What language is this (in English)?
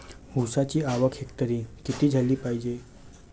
Marathi